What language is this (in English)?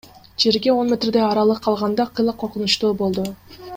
Kyrgyz